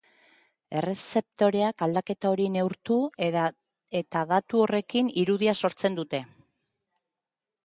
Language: Basque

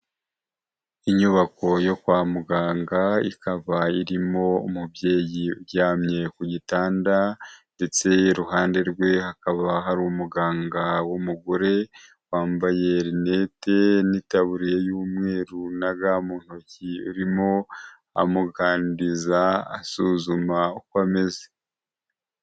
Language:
Kinyarwanda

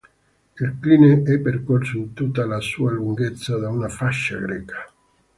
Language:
Italian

